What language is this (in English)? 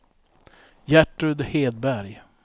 Swedish